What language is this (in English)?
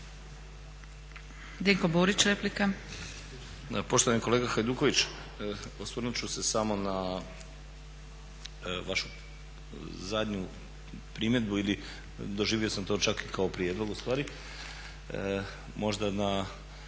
Croatian